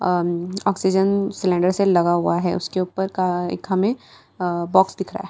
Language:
Hindi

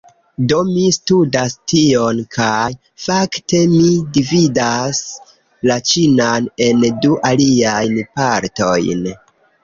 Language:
Esperanto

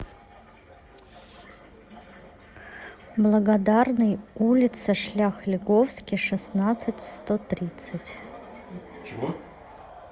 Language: Russian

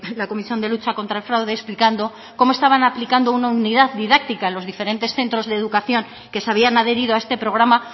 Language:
Spanish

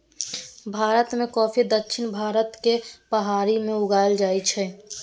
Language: Maithili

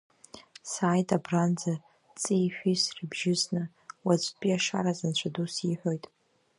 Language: Abkhazian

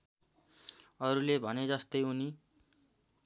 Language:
Nepali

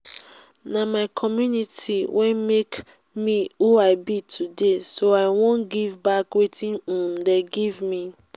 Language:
Nigerian Pidgin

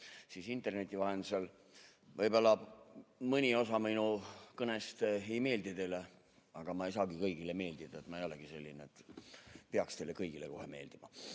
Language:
Estonian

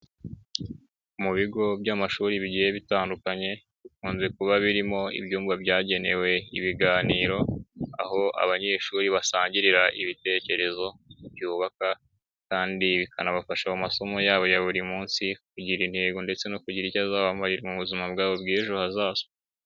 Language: Kinyarwanda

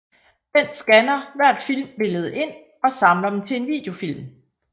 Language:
Danish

